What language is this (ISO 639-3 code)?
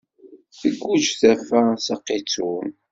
kab